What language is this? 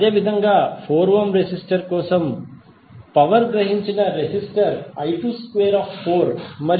Telugu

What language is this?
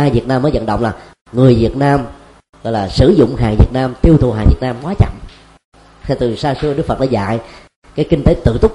Vietnamese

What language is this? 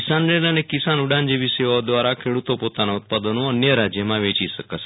Gujarati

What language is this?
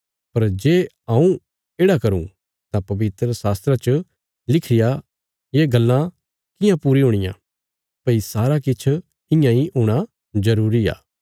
Bilaspuri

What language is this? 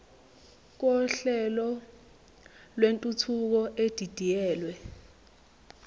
Zulu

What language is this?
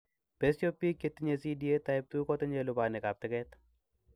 Kalenjin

